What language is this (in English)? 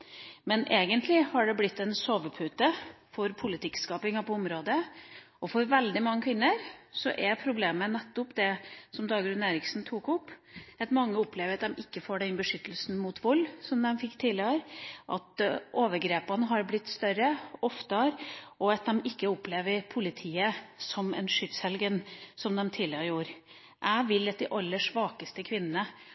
Norwegian Bokmål